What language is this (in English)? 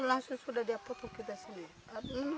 Indonesian